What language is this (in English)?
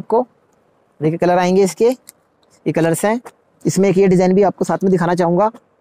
Hindi